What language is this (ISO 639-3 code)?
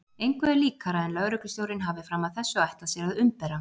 isl